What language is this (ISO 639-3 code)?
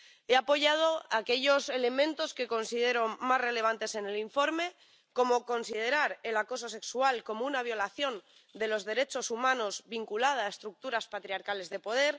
spa